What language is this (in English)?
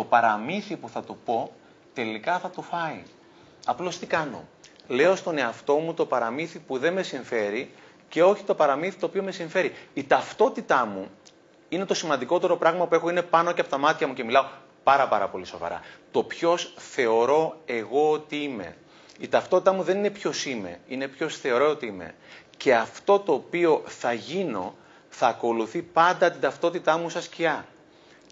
Greek